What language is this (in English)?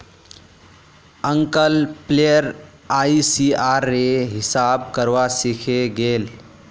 Magahi